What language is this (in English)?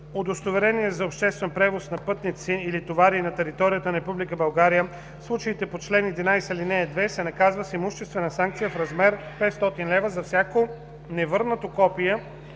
Bulgarian